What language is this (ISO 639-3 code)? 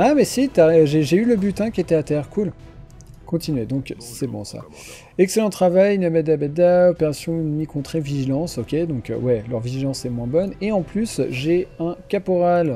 fra